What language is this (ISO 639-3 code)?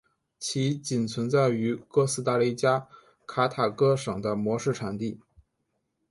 zho